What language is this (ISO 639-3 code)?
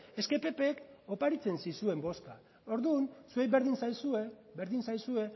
eus